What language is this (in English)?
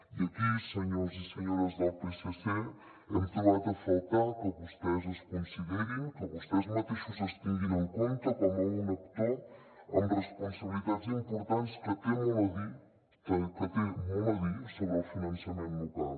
Catalan